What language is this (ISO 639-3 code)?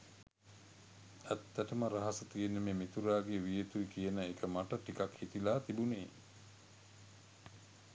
sin